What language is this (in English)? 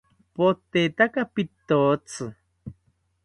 South Ucayali Ashéninka